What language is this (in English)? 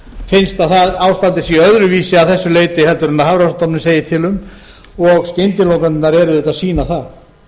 Icelandic